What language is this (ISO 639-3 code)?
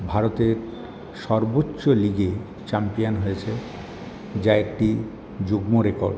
ben